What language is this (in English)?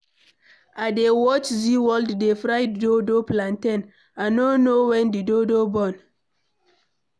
Nigerian Pidgin